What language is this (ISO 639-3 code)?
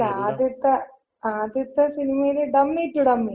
mal